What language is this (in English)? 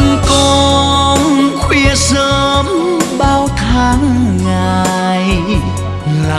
Vietnamese